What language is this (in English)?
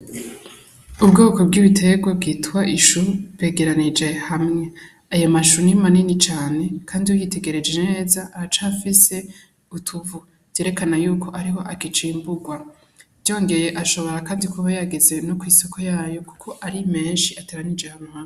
Rundi